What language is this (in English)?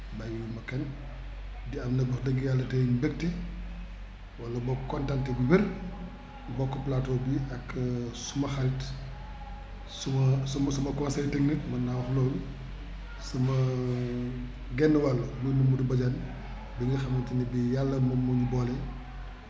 Wolof